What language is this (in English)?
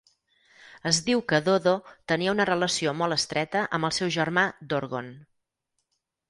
Catalan